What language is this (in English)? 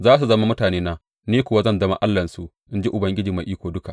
Hausa